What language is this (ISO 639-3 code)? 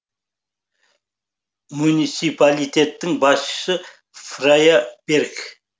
kaz